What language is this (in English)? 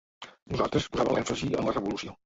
Catalan